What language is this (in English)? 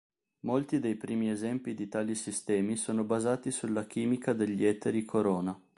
Italian